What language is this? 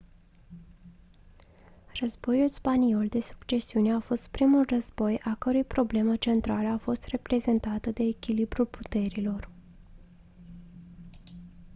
Romanian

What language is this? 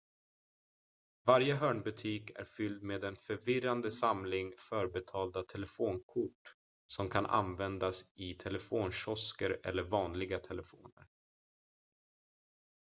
Swedish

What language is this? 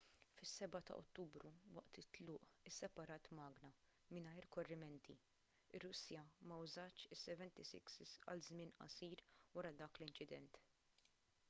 Maltese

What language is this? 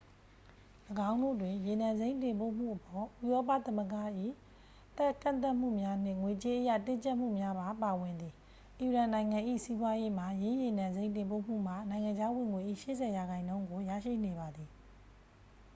Burmese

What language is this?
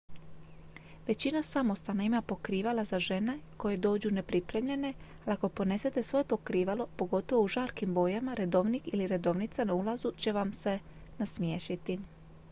Croatian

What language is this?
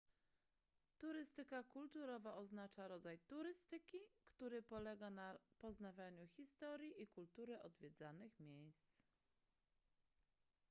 Polish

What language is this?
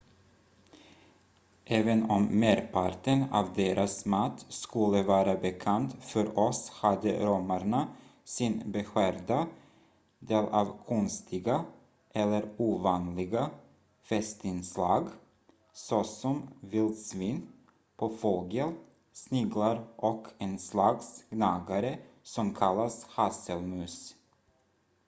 Swedish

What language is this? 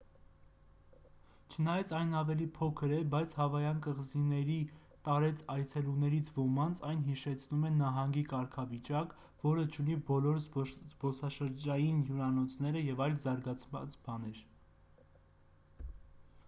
Armenian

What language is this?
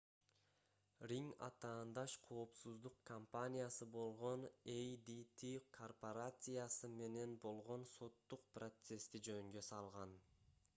Kyrgyz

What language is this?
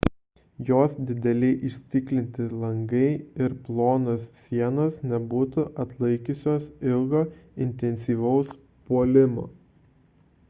Lithuanian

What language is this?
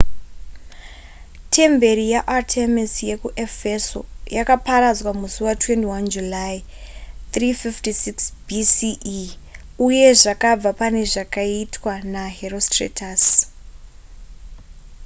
Shona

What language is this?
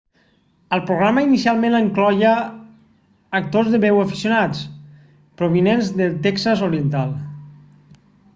Catalan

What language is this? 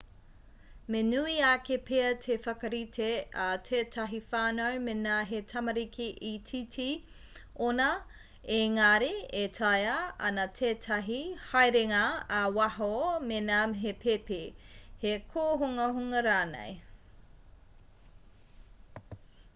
Māori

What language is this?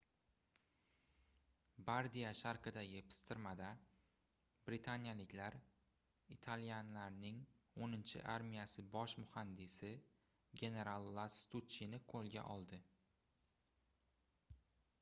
Uzbek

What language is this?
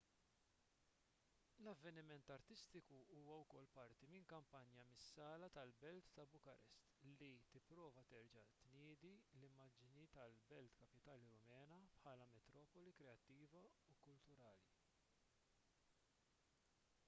Maltese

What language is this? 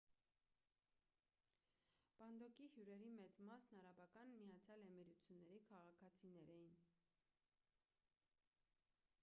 Armenian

